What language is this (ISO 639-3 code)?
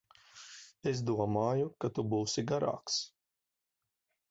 lav